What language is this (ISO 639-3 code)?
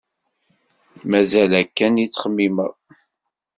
kab